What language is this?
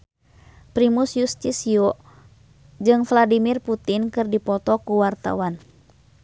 Sundanese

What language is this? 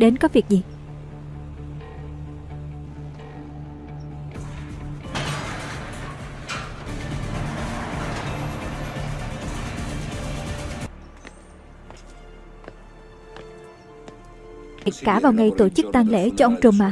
Vietnamese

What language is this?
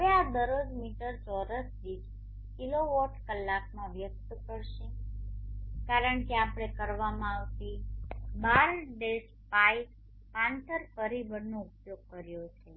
Gujarati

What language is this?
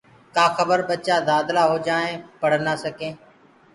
Gurgula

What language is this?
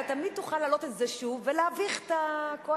Hebrew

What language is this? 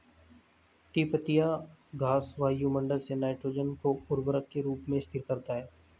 Hindi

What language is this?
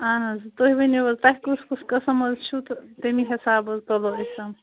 Kashmiri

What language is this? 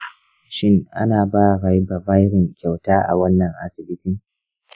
Hausa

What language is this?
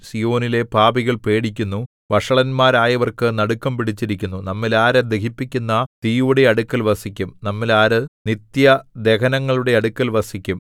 Malayalam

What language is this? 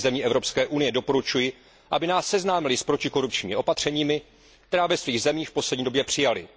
Czech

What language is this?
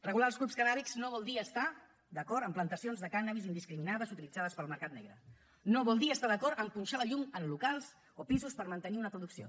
Catalan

